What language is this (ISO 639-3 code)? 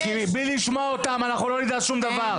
heb